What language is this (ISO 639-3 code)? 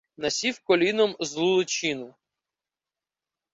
ukr